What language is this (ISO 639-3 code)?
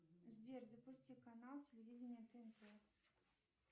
rus